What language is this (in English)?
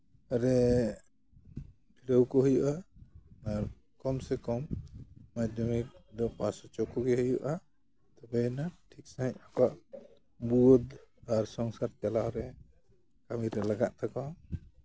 Santali